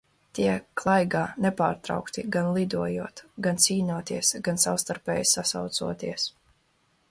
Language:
Latvian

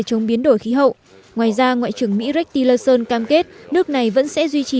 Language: Vietnamese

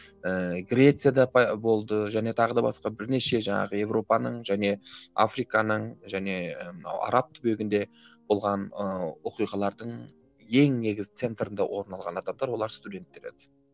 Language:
Kazakh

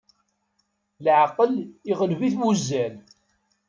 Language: Kabyle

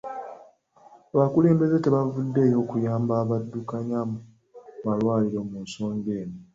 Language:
Ganda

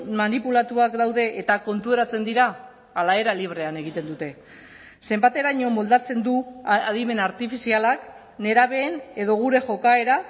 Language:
Basque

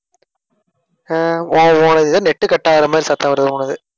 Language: Tamil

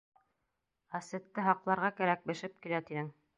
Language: Bashkir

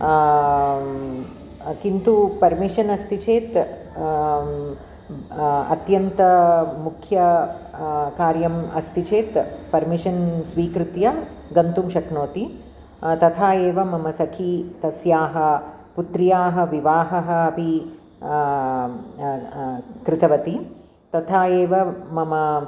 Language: Sanskrit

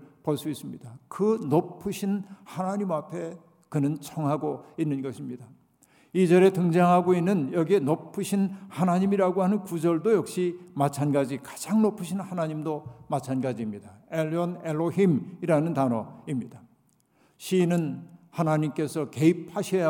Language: Korean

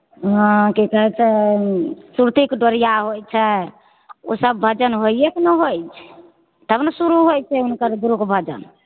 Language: Maithili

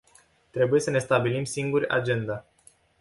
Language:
Romanian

